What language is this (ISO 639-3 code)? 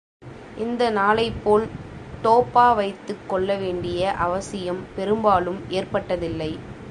tam